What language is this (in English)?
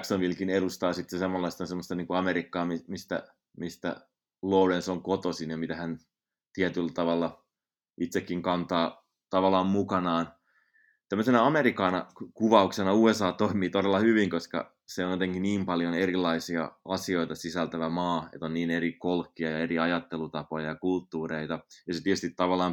Finnish